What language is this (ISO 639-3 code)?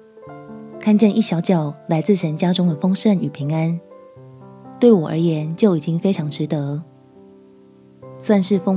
zho